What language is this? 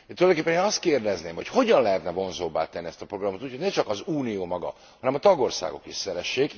Hungarian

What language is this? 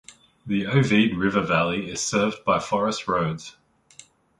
English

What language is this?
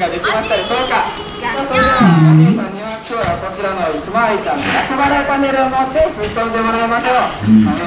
Japanese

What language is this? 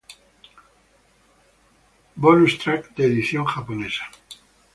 Spanish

